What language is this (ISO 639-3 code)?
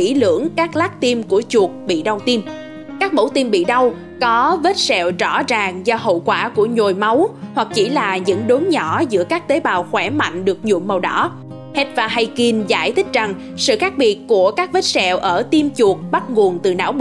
vie